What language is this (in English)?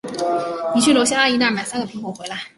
Chinese